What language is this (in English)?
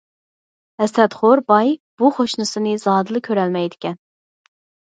Uyghur